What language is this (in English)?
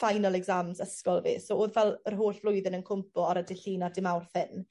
Welsh